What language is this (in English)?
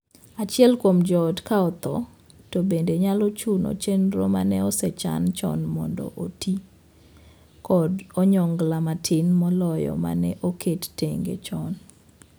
Luo (Kenya and Tanzania)